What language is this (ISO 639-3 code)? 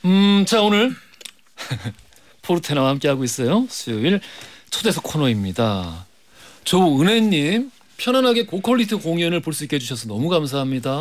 kor